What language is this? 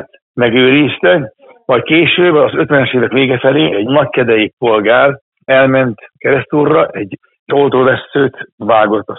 Hungarian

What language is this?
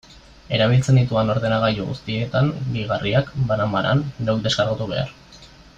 Basque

